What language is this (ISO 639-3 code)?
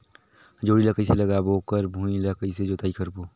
hne